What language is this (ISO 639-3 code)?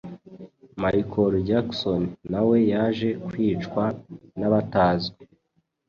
kin